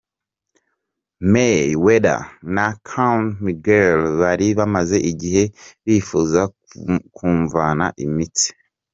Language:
Kinyarwanda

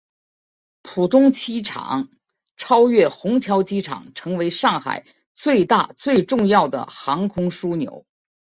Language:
Chinese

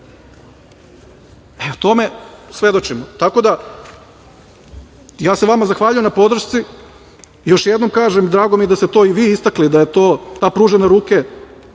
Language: Serbian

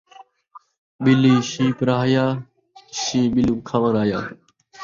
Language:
Saraiki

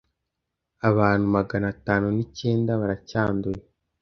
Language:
Kinyarwanda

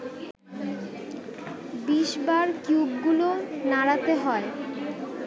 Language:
Bangla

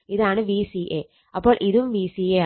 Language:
Malayalam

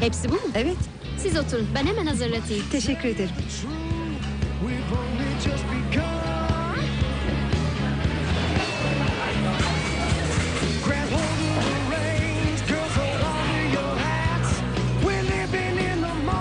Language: Turkish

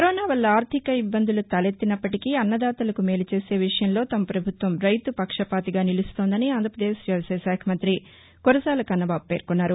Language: Telugu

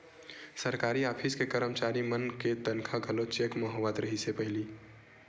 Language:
Chhattisgarhi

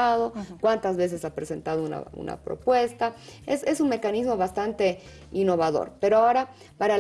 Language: Spanish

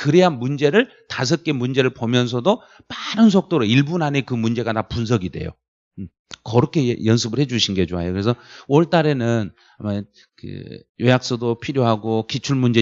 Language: Korean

